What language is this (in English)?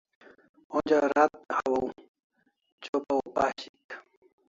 Kalasha